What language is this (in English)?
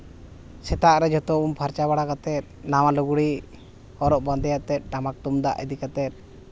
Santali